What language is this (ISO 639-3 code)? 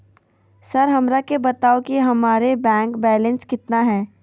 mag